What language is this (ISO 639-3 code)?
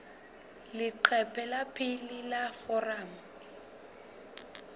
sot